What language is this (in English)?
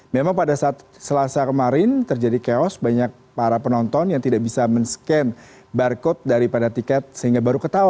Indonesian